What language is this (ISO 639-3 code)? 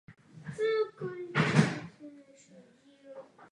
ces